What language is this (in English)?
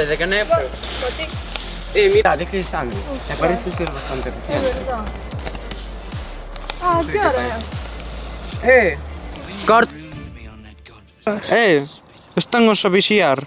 Spanish